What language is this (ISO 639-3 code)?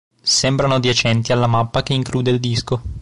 ita